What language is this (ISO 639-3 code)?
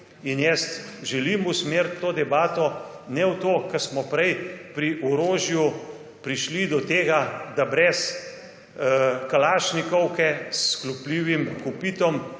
slv